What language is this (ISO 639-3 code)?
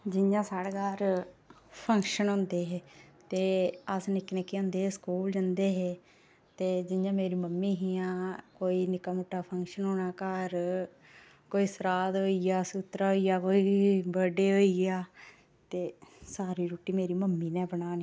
doi